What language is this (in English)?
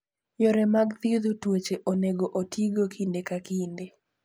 Luo (Kenya and Tanzania)